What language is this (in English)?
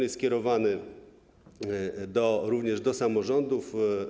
Polish